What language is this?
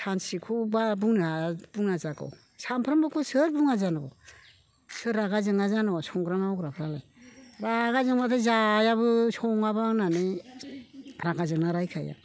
Bodo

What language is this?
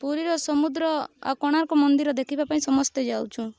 Odia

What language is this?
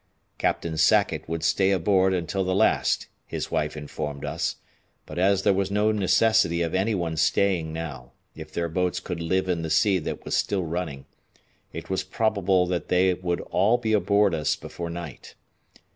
English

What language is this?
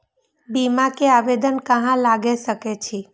Maithili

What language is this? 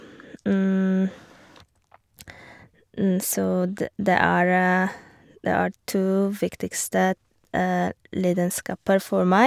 Norwegian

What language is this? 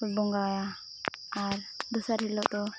Santali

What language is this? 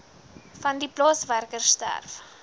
Afrikaans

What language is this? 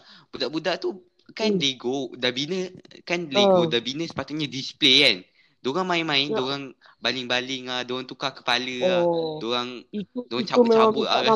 Malay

